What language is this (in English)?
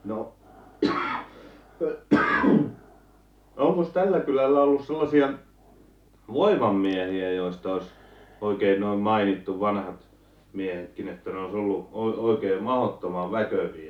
Finnish